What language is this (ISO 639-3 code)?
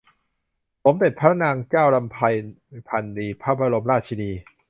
tha